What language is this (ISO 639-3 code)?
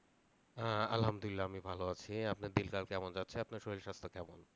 ben